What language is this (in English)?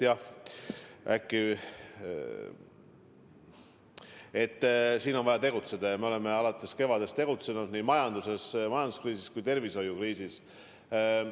Estonian